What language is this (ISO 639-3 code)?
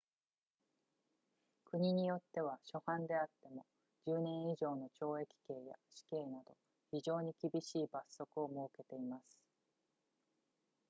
jpn